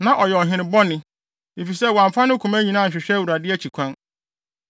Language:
Akan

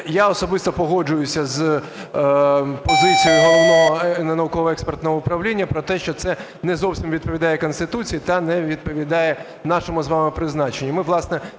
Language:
Ukrainian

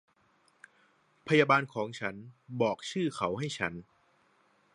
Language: Thai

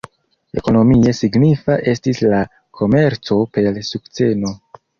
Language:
Esperanto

